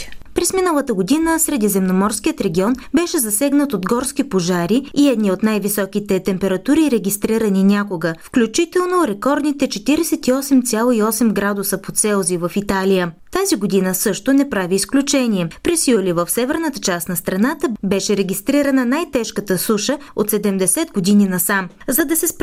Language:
Bulgarian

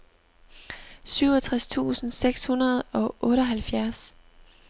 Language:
Danish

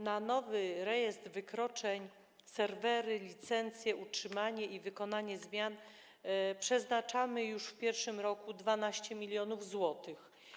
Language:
Polish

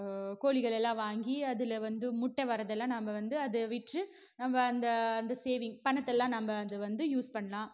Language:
Tamil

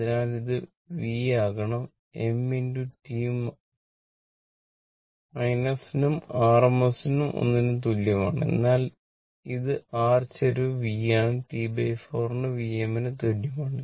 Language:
Malayalam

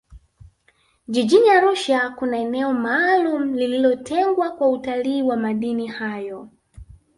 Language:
Swahili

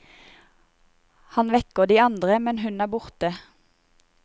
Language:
Norwegian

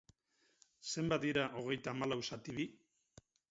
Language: Basque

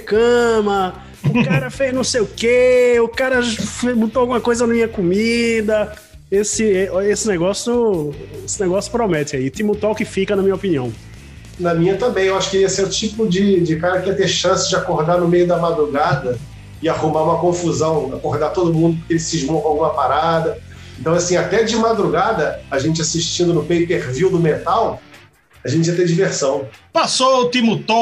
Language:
Portuguese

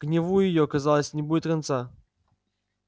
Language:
Russian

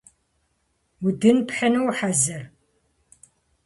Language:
Kabardian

